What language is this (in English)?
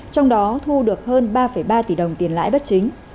Vietnamese